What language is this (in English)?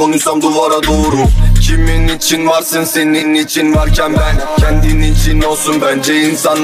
Turkish